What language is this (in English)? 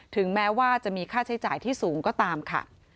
Thai